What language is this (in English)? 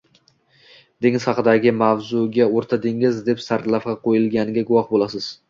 Uzbek